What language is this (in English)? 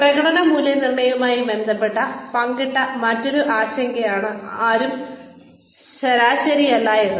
Malayalam